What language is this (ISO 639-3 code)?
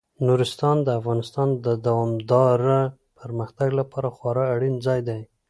pus